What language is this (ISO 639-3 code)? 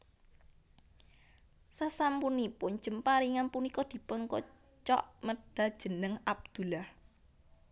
jav